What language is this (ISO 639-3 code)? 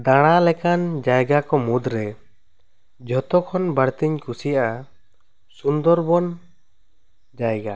sat